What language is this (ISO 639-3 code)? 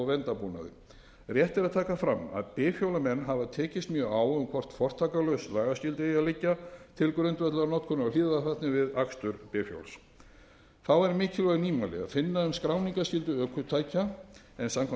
isl